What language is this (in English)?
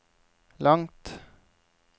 Norwegian